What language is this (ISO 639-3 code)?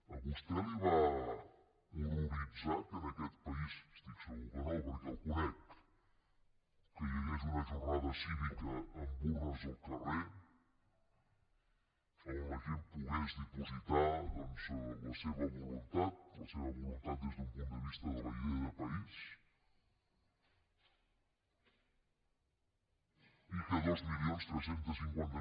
cat